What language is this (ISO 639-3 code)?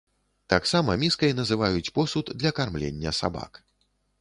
bel